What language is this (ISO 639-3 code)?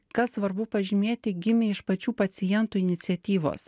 lit